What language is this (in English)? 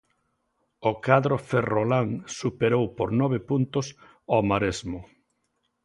Galician